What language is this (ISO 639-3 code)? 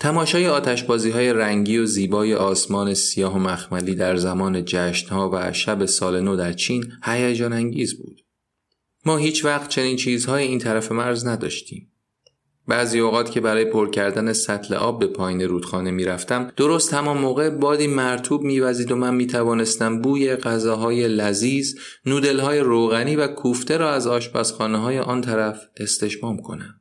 fas